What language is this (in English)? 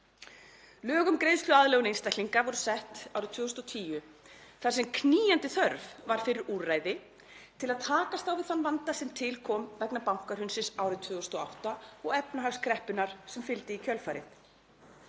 Icelandic